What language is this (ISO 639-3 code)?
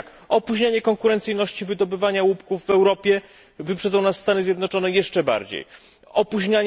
pol